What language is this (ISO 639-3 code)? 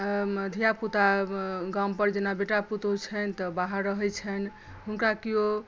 mai